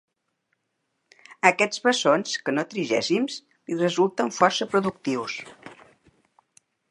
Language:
Catalan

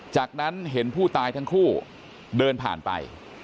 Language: Thai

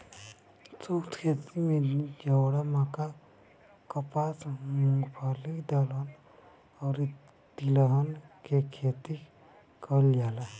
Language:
Bhojpuri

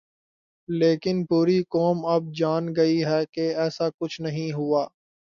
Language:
Urdu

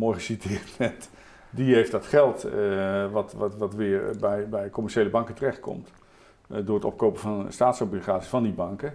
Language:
Dutch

